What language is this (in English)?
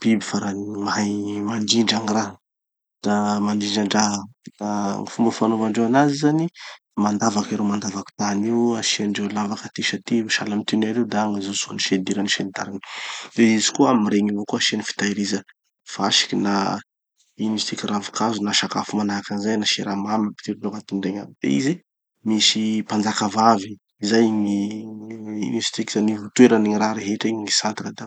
Tanosy Malagasy